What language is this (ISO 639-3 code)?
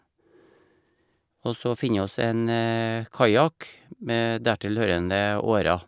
nor